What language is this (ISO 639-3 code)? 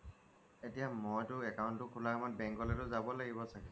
asm